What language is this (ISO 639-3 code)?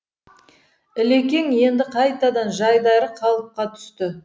kaz